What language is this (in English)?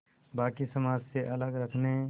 Hindi